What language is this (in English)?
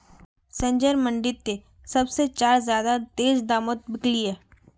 Magahi